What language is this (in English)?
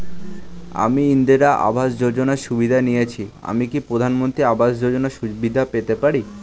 Bangla